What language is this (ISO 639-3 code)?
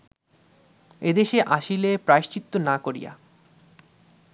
ben